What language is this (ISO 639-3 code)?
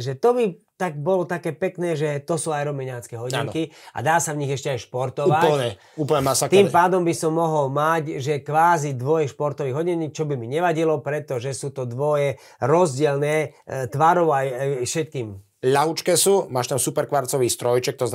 slk